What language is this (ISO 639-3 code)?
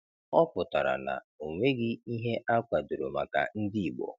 ibo